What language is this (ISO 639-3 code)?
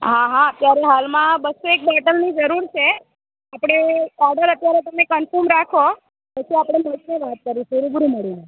guj